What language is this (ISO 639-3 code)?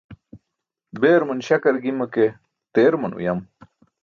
bsk